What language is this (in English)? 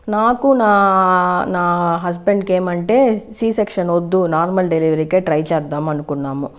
Telugu